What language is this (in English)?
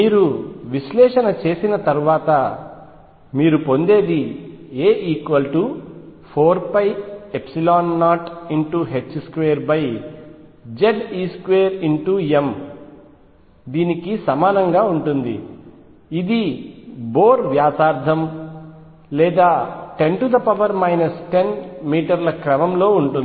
Telugu